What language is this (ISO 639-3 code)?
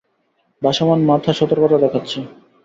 ben